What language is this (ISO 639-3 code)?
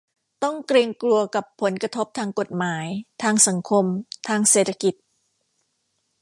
tha